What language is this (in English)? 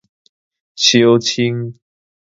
Min Nan Chinese